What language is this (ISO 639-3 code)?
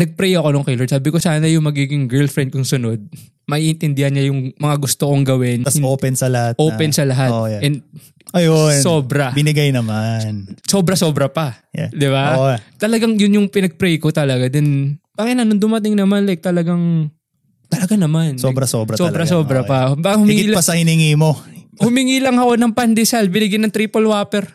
fil